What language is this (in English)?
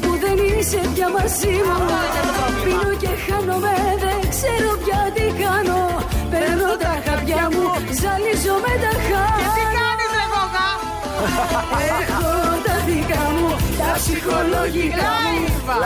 Greek